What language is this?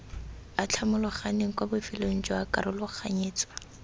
Tswana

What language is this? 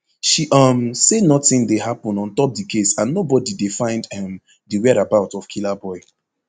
Nigerian Pidgin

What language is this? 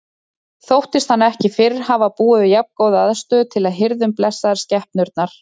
Icelandic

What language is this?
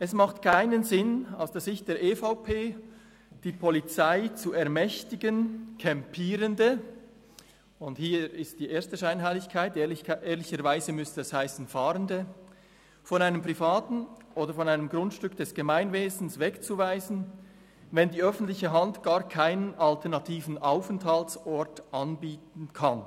Swiss German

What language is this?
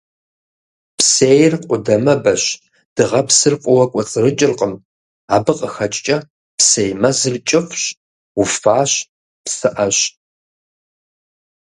Kabardian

